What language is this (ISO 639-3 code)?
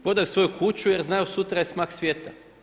hrv